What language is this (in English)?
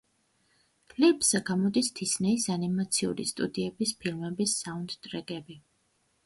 Georgian